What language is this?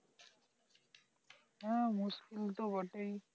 Bangla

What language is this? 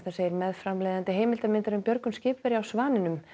Icelandic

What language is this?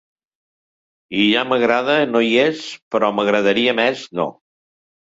Catalan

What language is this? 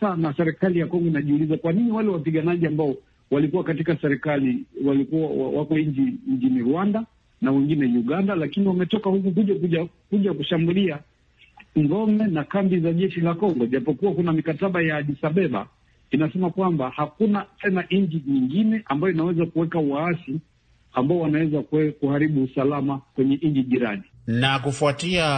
Swahili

